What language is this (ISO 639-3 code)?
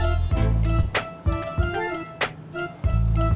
ind